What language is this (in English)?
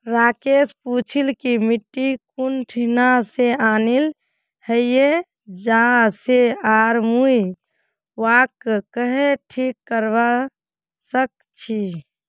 Magahi